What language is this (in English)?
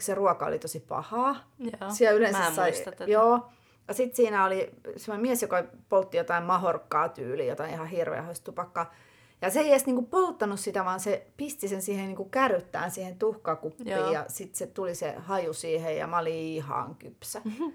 Finnish